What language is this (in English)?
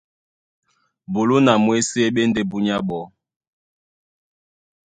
Duala